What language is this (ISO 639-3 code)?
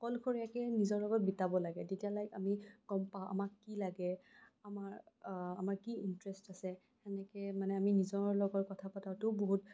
asm